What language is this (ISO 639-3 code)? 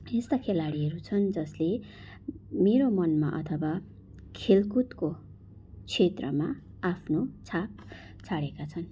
nep